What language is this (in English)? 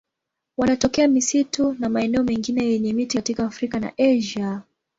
Swahili